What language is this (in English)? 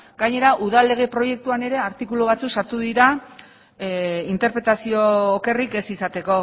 Basque